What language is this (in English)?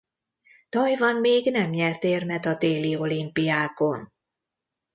Hungarian